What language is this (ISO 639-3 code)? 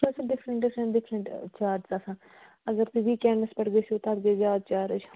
kas